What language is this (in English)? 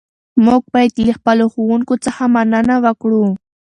Pashto